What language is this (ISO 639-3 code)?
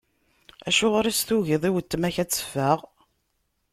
kab